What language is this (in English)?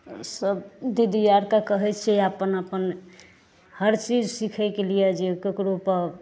Maithili